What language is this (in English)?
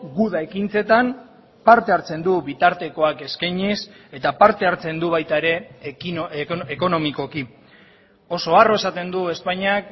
Basque